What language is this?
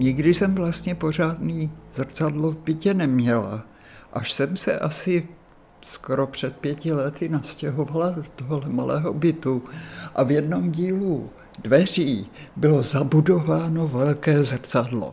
Czech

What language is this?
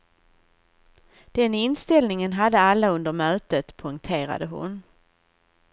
Swedish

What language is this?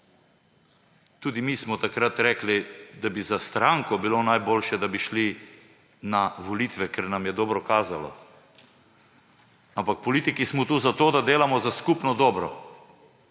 Slovenian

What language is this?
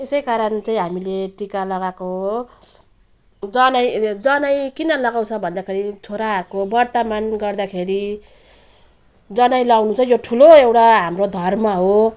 Nepali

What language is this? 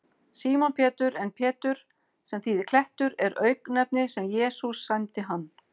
Icelandic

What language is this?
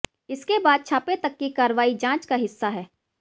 Hindi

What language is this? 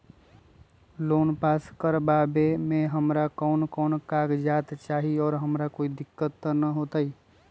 Magahi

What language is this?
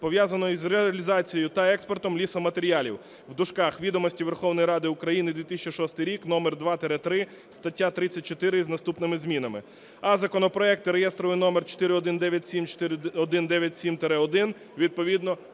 Ukrainian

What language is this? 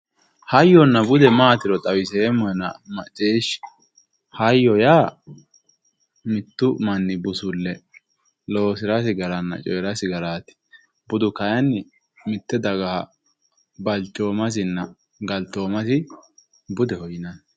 Sidamo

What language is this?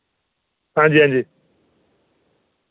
Dogri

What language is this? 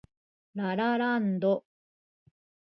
Japanese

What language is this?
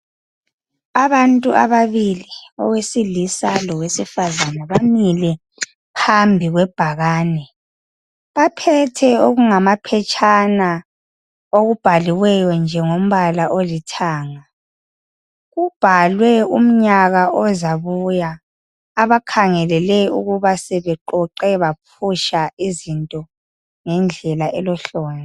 North Ndebele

